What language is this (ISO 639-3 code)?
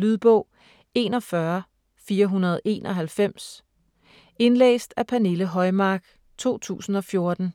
dan